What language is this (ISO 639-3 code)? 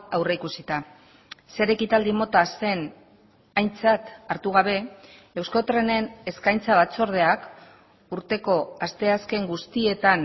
eus